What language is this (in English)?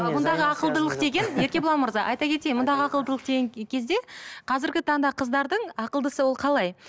Kazakh